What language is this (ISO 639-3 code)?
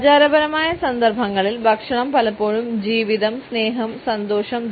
mal